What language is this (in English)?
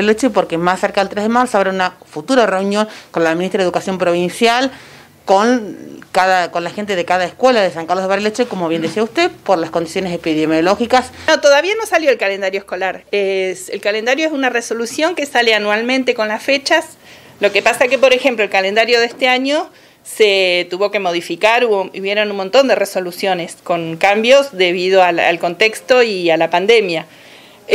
Spanish